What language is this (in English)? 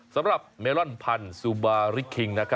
Thai